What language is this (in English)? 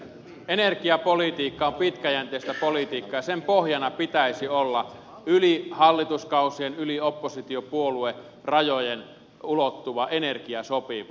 Finnish